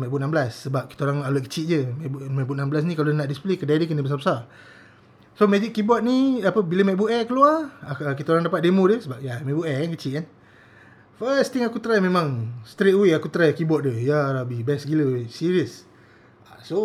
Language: Malay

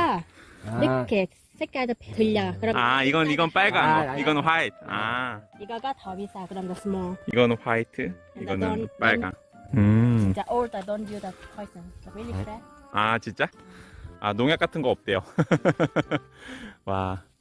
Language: Korean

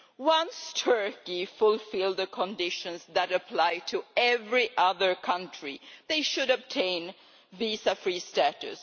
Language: English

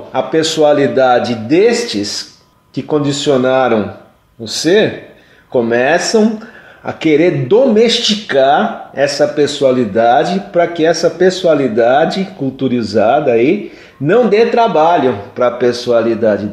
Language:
Portuguese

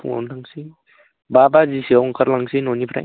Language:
Bodo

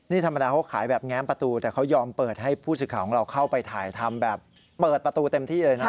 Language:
Thai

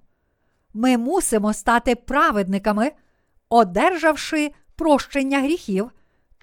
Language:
Ukrainian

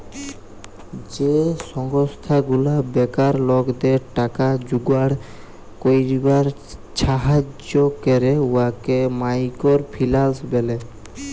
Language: Bangla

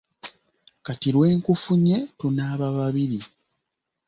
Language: Ganda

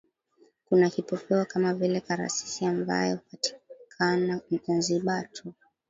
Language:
Swahili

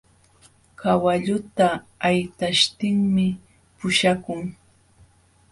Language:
Jauja Wanca Quechua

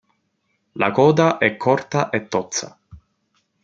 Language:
Italian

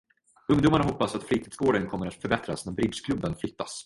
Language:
Swedish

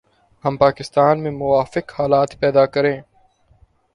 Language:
Urdu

